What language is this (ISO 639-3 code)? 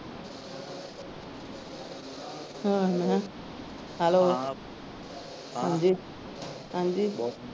pan